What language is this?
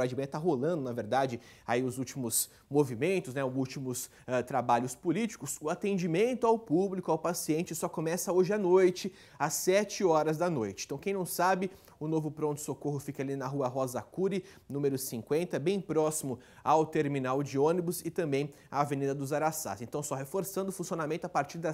Portuguese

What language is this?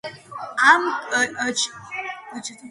Georgian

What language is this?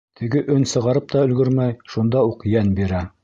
Bashkir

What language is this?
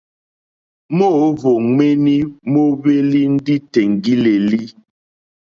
Mokpwe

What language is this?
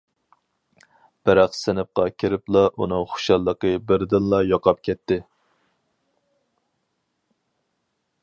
Uyghur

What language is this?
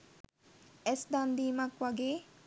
Sinhala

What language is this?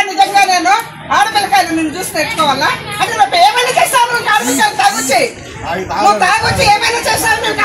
Telugu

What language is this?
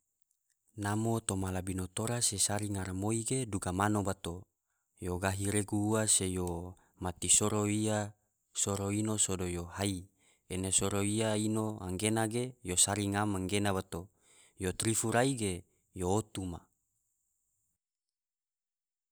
Tidore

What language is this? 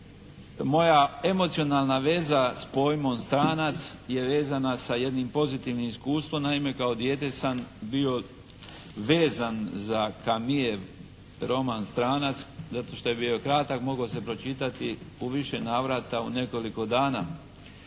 Croatian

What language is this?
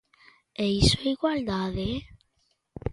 Galician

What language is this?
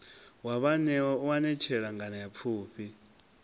Venda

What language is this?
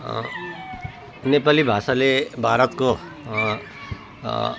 Nepali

